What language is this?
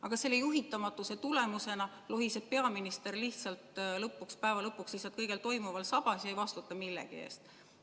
Estonian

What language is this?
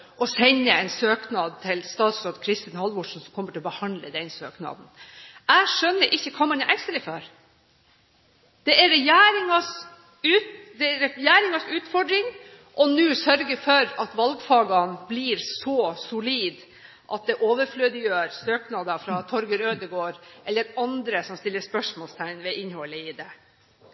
Norwegian Bokmål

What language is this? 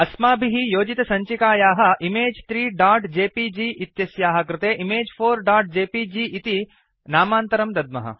Sanskrit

